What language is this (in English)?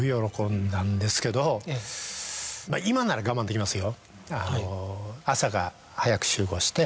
Japanese